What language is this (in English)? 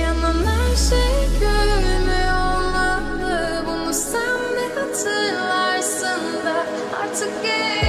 Dutch